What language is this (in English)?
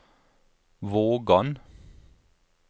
Norwegian